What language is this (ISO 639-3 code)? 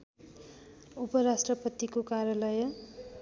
nep